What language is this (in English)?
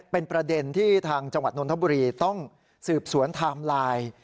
Thai